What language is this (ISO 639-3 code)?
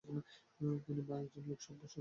ben